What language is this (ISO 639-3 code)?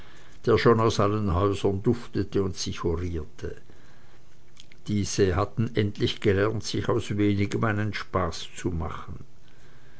deu